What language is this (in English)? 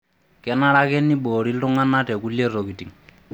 Masai